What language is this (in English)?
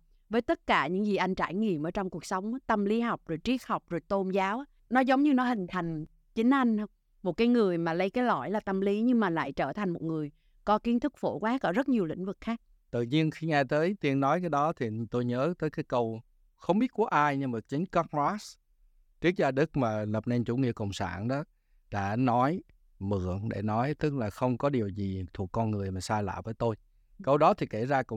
Vietnamese